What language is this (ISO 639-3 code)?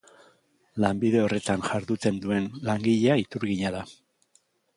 eus